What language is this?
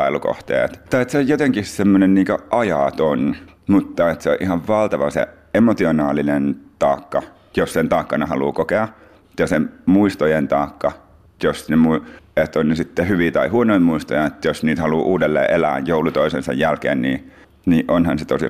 Finnish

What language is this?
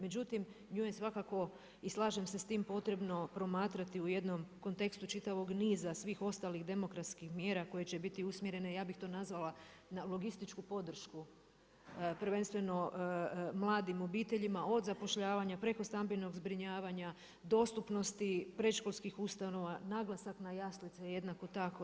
Croatian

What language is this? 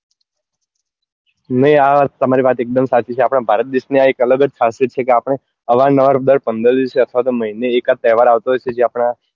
Gujarati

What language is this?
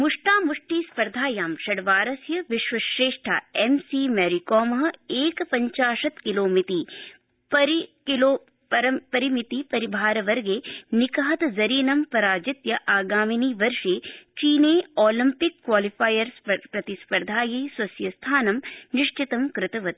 Sanskrit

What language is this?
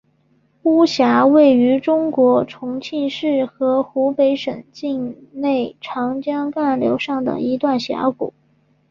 Chinese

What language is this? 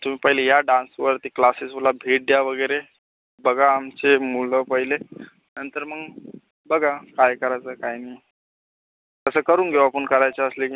Marathi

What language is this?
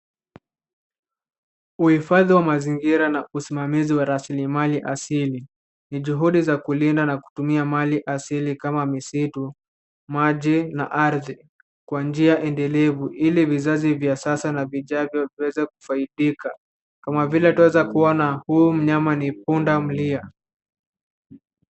Swahili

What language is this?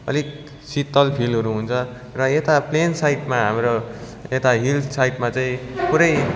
Nepali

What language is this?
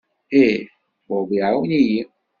Kabyle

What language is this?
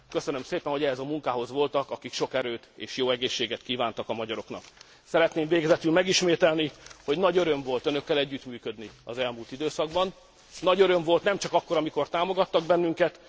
Hungarian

